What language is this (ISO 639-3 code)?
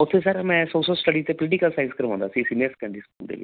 pan